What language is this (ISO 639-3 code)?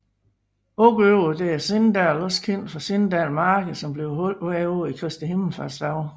dan